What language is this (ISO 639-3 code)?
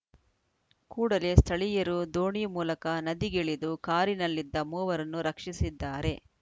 kan